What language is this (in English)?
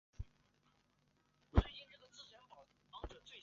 Chinese